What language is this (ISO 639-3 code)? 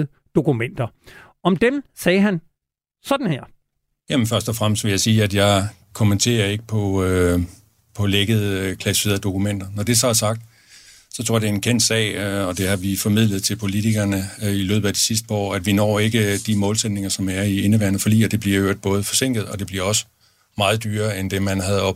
dan